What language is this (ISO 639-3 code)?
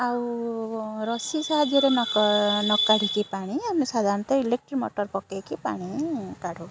ori